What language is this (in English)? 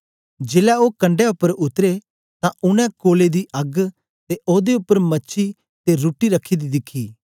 Dogri